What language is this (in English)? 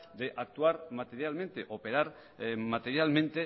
Spanish